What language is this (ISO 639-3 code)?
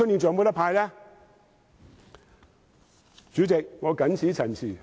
yue